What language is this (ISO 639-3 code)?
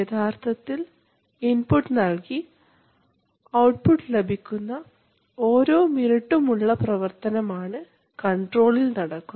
mal